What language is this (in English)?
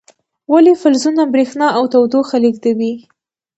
Pashto